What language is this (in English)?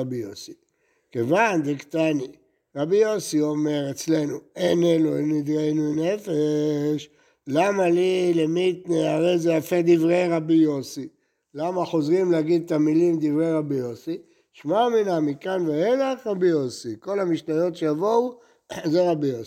Hebrew